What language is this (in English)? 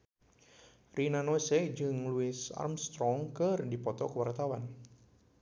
Sundanese